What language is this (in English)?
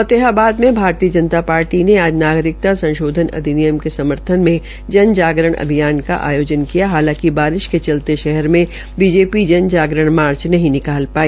Hindi